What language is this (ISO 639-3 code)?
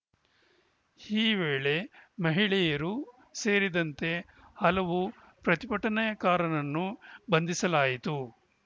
kan